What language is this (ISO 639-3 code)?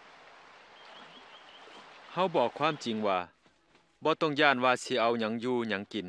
tha